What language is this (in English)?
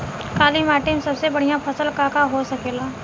Bhojpuri